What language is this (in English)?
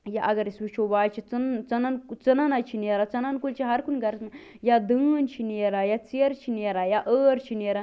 Kashmiri